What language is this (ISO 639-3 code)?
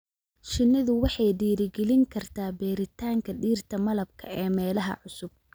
som